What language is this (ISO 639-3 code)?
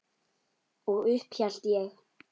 isl